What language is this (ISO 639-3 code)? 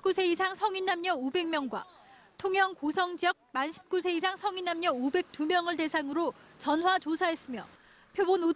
kor